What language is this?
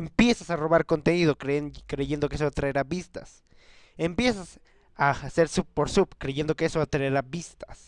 Spanish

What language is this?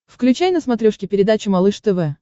Russian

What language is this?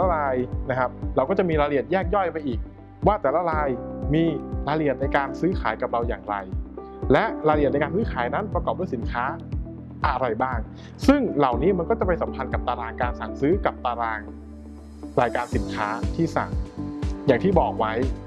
Thai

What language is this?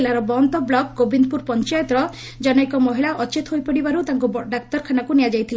Odia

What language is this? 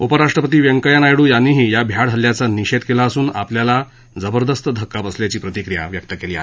Marathi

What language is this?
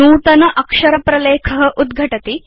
Sanskrit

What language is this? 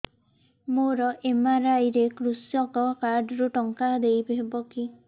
Odia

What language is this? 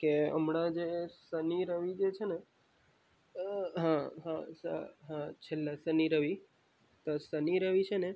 Gujarati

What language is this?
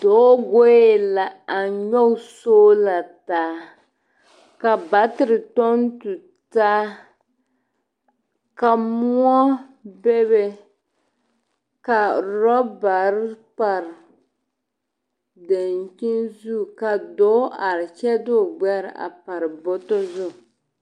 Southern Dagaare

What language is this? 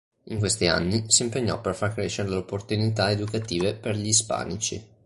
Italian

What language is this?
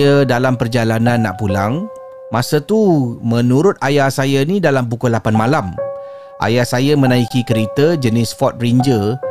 Malay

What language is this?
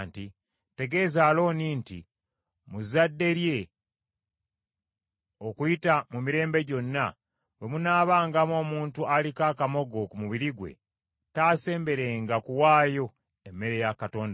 Ganda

